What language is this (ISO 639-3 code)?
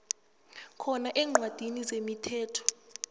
nbl